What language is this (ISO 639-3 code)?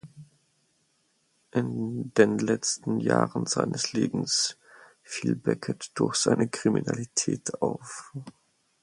deu